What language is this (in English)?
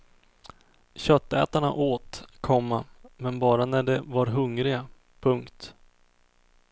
Swedish